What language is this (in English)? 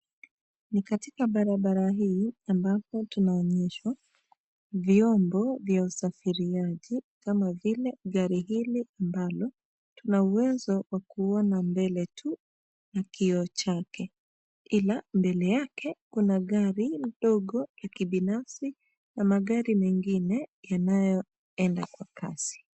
Swahili